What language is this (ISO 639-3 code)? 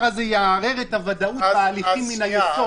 heb